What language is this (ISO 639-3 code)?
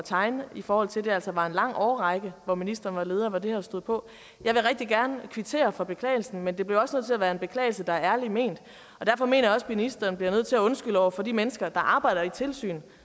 dan